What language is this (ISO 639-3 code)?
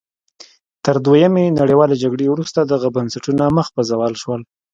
pus